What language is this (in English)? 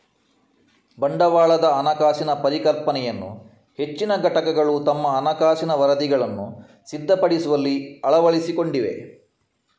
Kannada